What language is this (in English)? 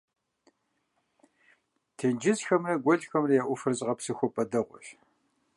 Kabardian